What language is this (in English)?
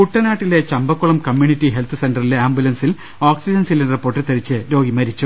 Malayalam